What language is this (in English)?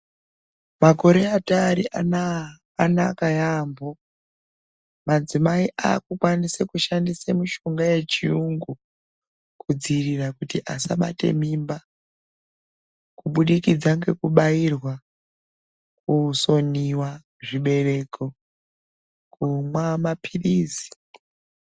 Ndau